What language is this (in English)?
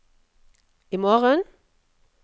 Norwegian